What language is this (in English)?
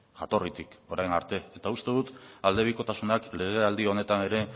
Basque